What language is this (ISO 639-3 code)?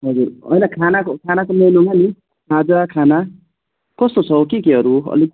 nep